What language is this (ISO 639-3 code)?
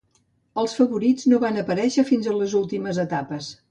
cat